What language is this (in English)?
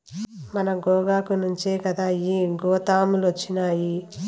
Telugu